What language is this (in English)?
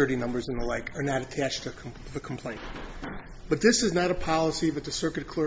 English